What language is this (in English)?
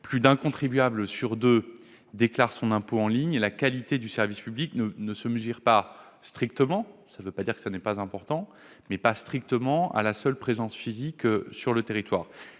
French